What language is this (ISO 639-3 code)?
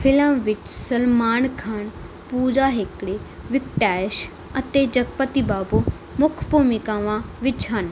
pan